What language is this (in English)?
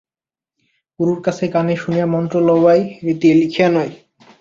Bangla